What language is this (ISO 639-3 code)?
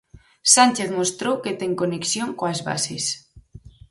glg